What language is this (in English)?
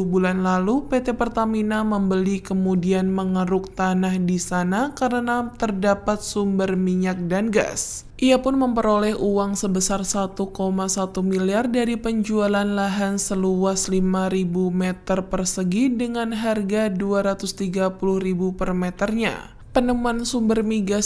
Indonesian